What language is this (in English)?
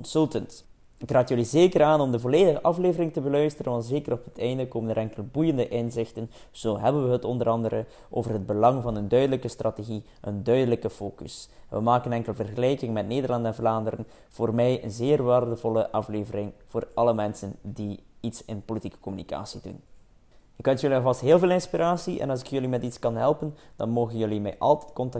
Dutch